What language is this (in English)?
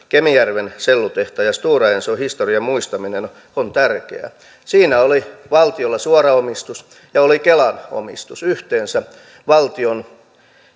Finnish